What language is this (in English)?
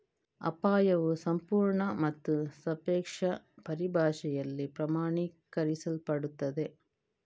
Kannada